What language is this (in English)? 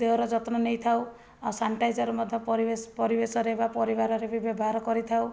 Odia